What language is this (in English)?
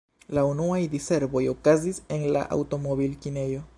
Esperanto